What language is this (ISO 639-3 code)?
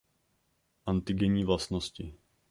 ces